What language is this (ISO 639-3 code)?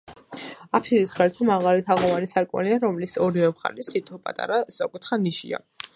kat